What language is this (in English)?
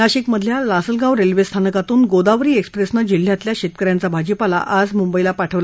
Marathi